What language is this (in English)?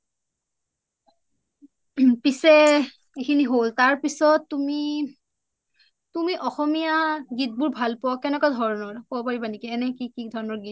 Assamese